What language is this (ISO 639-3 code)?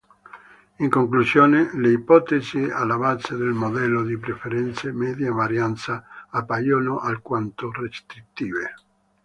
ita